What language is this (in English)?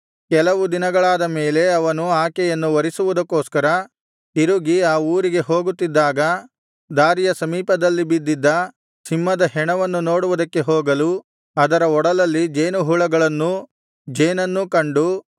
Kannada